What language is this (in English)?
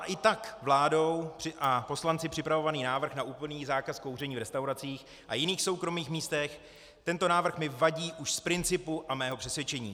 Czech